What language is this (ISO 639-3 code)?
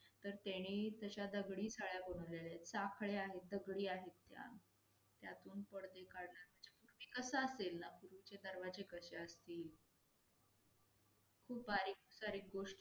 mar